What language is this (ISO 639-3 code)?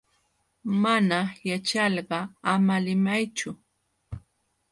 qxw